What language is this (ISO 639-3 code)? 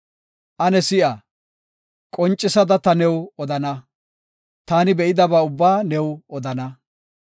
gof